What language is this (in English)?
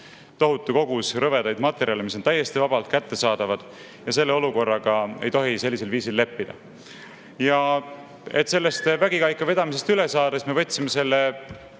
Estonian